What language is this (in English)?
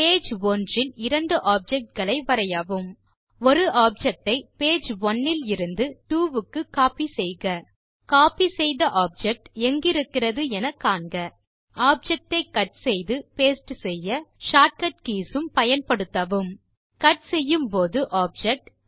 Tamil